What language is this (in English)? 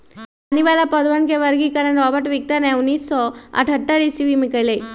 Magahi